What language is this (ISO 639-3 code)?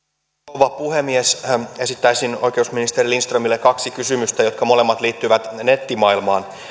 fin